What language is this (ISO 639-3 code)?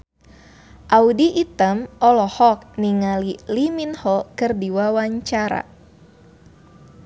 sun